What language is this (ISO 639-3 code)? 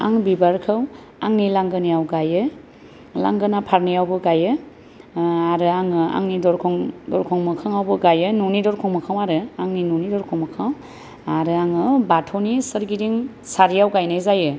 brx